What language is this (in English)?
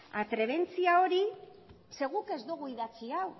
Basque